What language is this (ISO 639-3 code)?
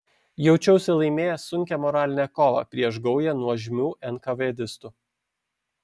lit